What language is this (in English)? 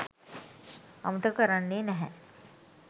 Sinhala